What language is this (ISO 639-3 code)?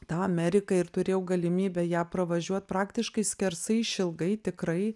lit